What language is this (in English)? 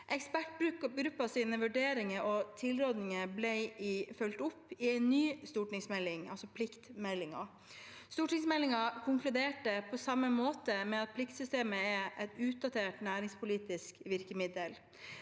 Norwegian